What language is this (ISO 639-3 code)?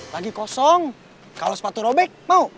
ind